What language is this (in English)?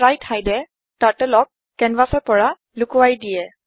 Assamese